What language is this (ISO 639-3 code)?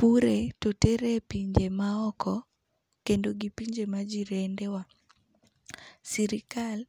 luo